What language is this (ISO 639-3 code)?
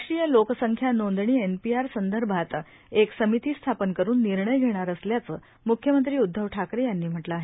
mar